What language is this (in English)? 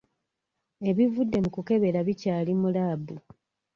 Ganda